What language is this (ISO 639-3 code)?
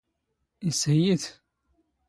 zgh